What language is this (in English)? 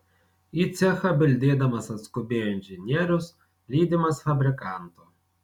Lithuanian